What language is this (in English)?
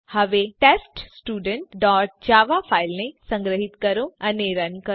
Gujarati